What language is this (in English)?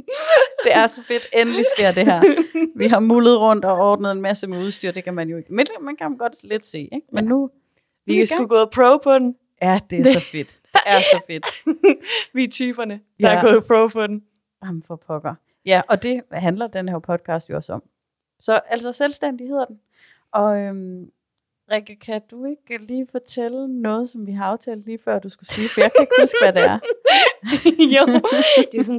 Danish